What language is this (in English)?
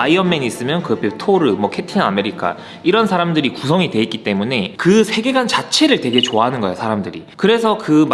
Korean